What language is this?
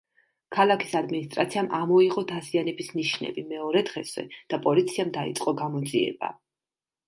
Georgian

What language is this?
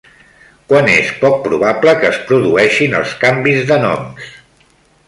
Catalan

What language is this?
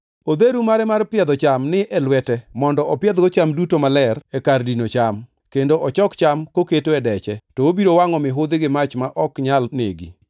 Luo (Kenya and Tanzania)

